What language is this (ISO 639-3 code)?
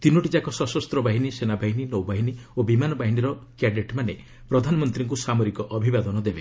ori